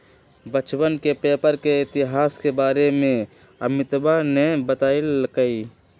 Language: Magahi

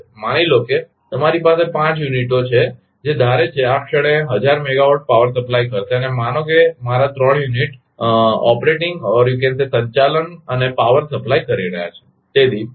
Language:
Gujarati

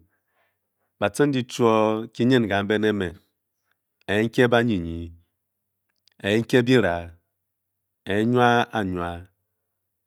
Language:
Bokyi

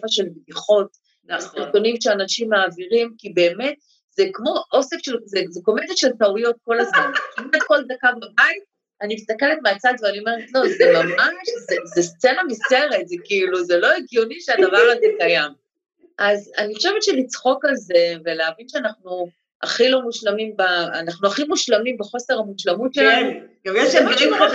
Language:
Hebrew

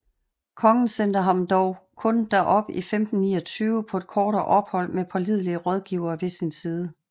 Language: Danish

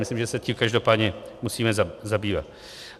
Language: Czech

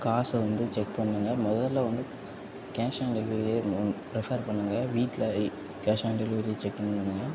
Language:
Tamil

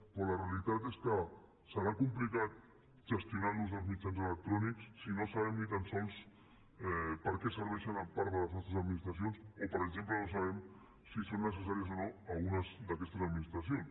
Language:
Catalan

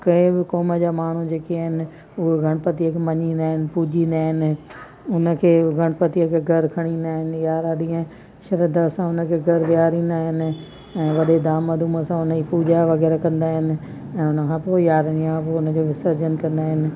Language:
Sindhi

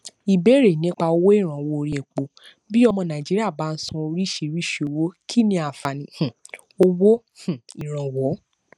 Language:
Yoruba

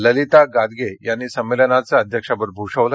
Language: Marathi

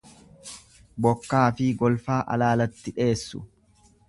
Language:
Oromo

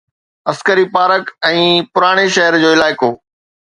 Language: Sindhi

